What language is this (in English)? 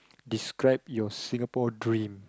English